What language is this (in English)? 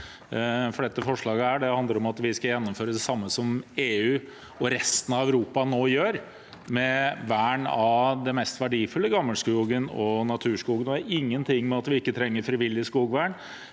Norwegian